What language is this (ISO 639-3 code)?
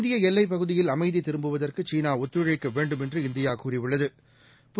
tam